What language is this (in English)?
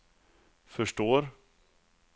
Swedish